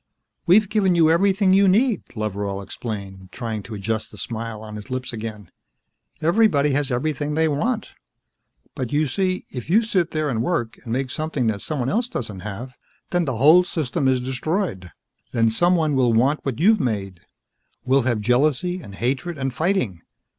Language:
English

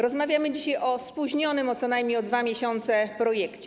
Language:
Polish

